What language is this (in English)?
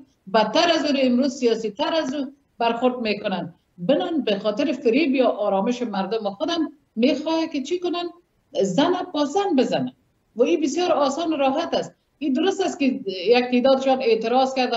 Persian